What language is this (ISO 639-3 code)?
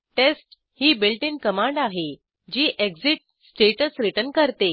mar